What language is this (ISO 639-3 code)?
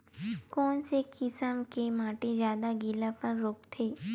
hne